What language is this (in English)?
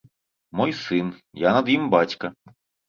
Belarusian